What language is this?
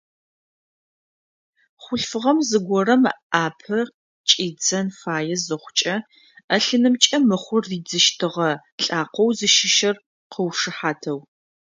Adyghe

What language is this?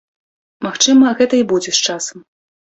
Belarusian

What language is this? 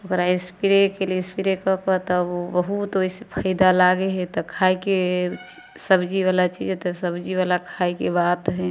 Maithili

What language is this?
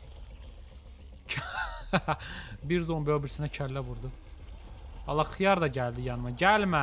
Turkish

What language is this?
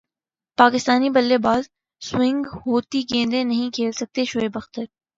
Urdu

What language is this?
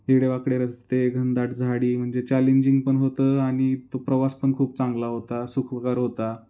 Marathi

